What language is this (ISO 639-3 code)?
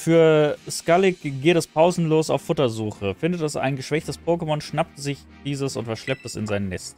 deu